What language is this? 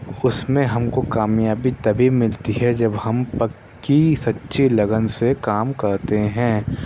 Urdu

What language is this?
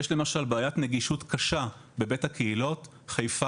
Hebrew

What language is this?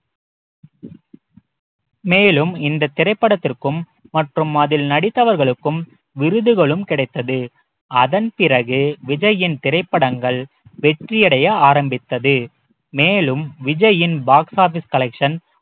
Tamil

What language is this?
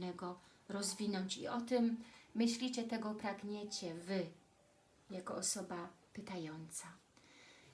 Polish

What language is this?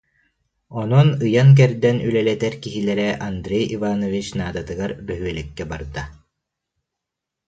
Yakut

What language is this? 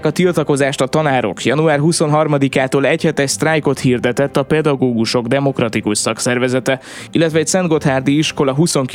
Hungarian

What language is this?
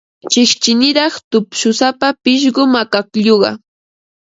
Ambo-Pasco Quechua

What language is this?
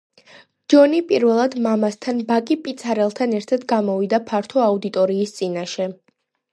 Georgian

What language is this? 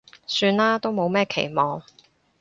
Cantonese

